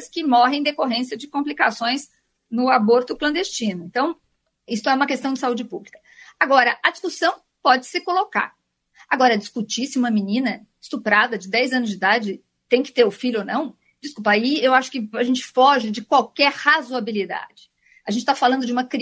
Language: Portuguese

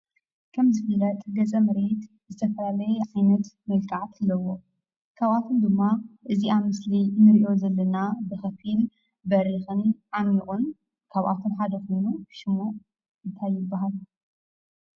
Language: Tigrinya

